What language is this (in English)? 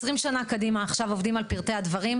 Hebrew